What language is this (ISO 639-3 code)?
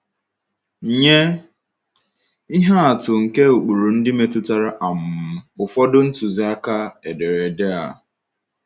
ibo